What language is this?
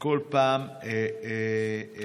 Hebrew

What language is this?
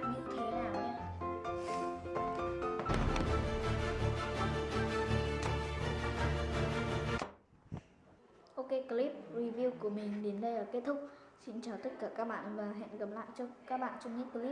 Vietnamese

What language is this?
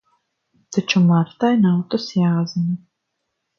Latvian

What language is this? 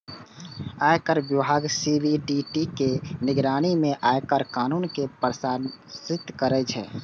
Maithili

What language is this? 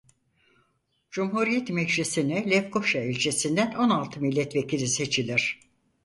Turkish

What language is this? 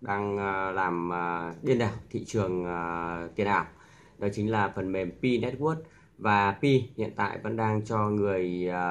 Vietnamese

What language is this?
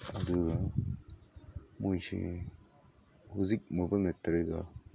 Manipuri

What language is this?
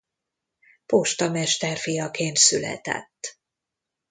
Hungarian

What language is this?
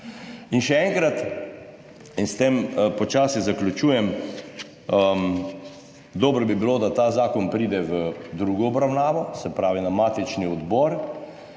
Slovenian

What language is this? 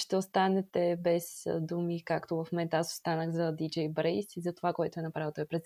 Bulgarian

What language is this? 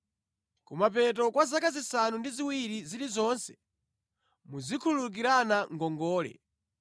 Nyanja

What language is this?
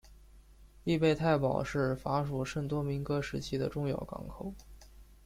Chinese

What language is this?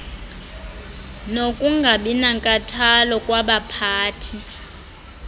Xhosa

